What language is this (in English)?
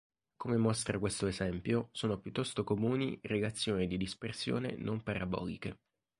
Italian